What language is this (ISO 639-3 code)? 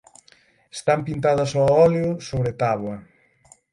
glg